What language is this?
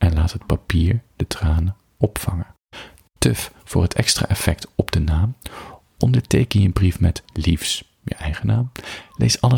Dutch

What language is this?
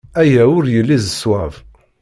Kabyle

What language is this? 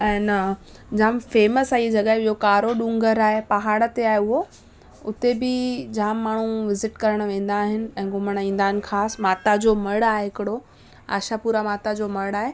Sindhi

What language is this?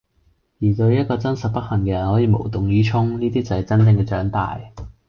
Cantonese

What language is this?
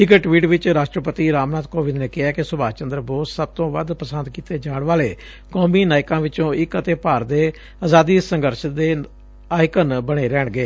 Punjabi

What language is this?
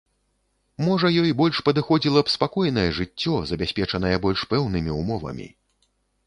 Belarusian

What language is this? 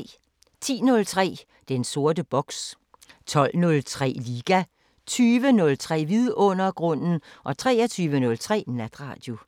Danish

